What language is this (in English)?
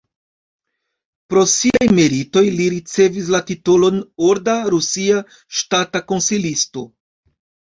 Esperanto